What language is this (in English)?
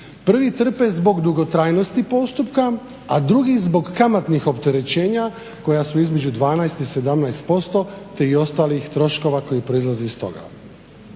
Croatian